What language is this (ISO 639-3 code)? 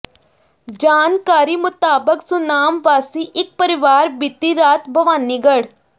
pan